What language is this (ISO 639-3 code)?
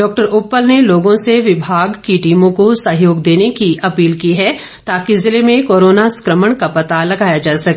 hin